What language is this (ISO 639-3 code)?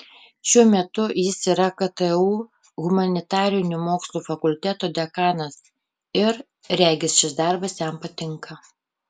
lit